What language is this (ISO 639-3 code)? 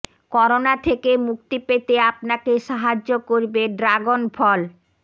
ben